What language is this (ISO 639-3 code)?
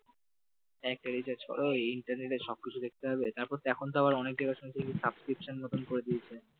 ben